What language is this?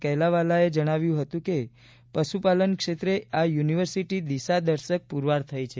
Gujarati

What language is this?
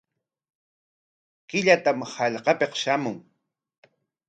Corongo Ancash Quechua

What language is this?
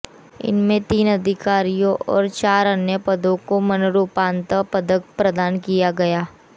Hindi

